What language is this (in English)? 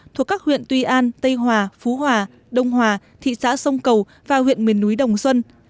Vietnamese